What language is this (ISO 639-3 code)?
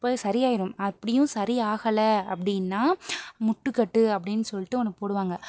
tam